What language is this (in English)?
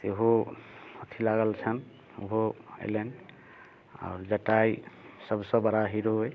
Maithili